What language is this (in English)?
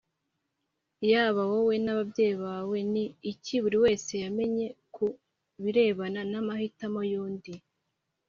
Kinyarwanda